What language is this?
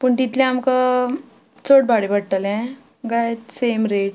Konkani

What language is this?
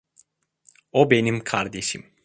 Turkish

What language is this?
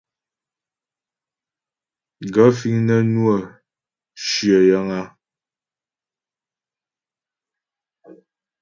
Ghomala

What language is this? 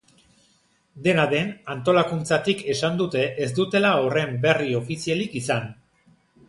Basque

